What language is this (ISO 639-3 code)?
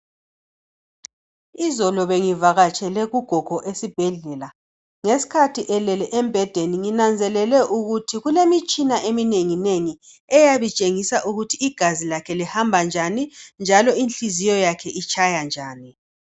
nde